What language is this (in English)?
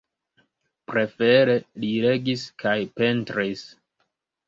Esperanto